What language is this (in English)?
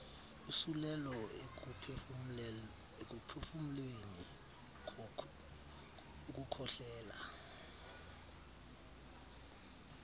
Xhosa